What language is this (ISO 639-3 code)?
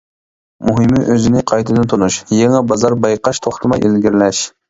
uig